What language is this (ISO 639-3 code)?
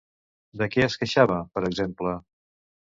cat